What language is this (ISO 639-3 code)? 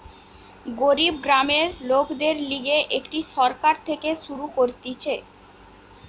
ben